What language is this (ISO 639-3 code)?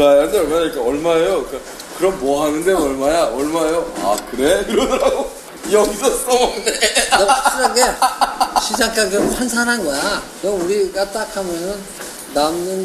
kor